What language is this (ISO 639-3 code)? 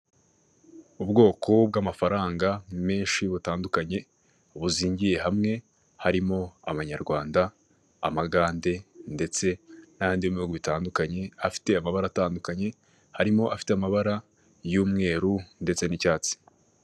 kin